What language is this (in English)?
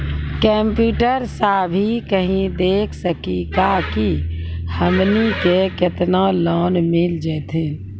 Maithili